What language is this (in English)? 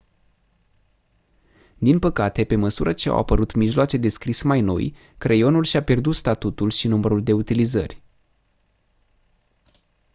Romanian